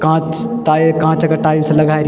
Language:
Garhwali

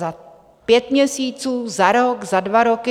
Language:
Czech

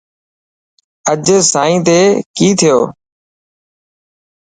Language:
Dhatki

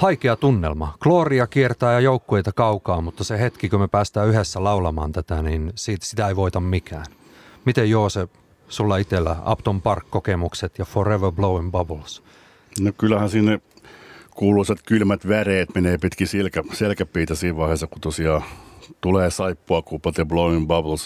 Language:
Finnish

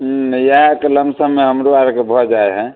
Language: Maithili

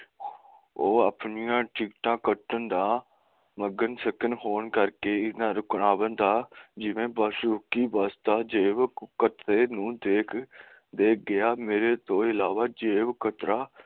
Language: Punjabi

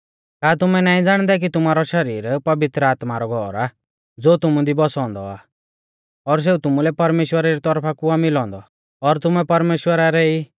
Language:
Mahasu Pahari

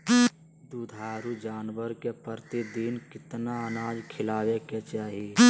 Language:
Magahi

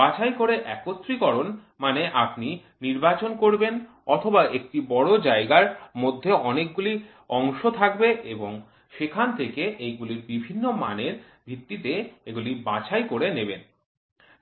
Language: Bangla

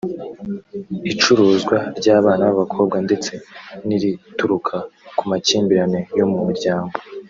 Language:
Kinyarwanda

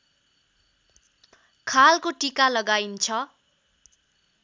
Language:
Nepali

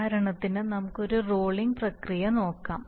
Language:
Malayalam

